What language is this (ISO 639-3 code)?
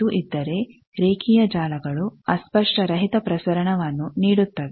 kan